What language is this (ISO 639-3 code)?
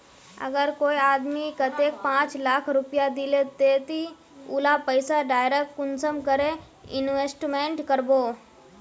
mag